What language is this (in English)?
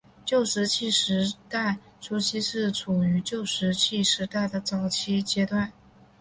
Chinese